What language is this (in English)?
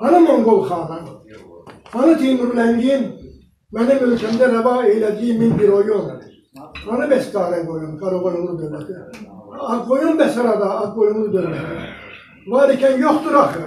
Turkish